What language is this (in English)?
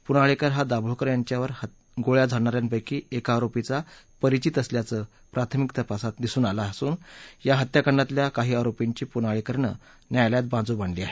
Marathi